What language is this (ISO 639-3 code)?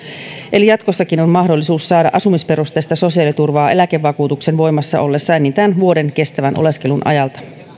fin